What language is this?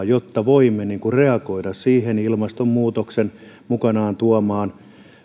Finnish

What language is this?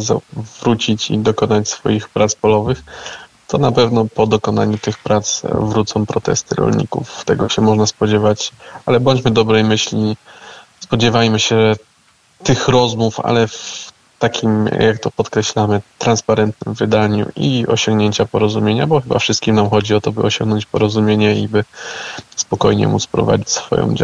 Polish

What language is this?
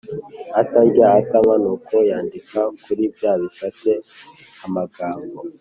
Kinyarwanda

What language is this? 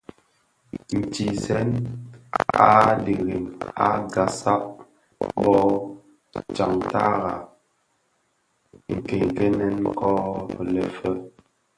Bafia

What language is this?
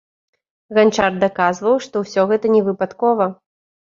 Belarusian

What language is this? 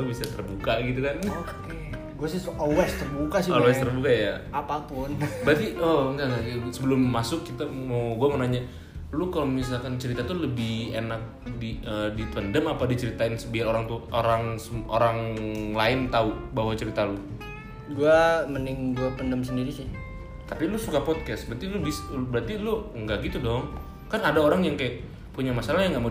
Indonesian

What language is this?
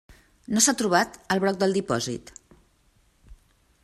Catalan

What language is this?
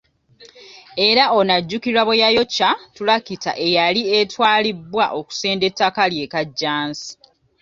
Ganda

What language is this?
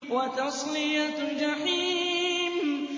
Arabic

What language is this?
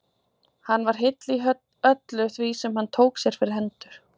Icelandic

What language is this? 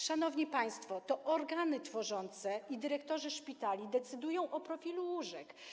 Polish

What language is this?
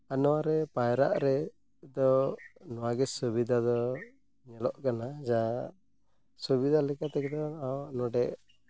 Santali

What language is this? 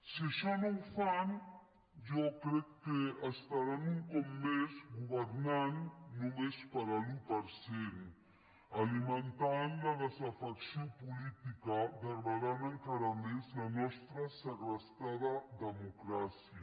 Catalan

